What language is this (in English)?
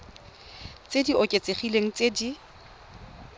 Tswana